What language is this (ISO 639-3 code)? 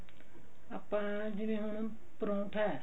pan